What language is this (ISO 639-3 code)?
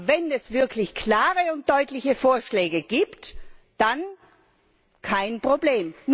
deu